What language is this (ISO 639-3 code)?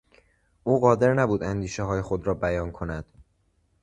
fas